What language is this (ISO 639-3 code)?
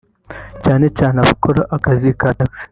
kin